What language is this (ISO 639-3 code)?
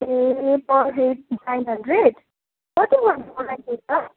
nep